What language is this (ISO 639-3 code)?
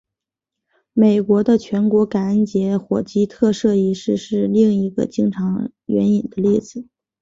zho